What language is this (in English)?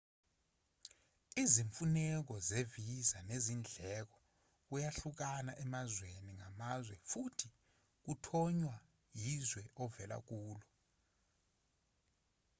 Zulu